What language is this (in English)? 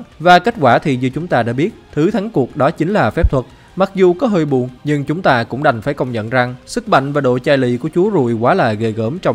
Vietnamese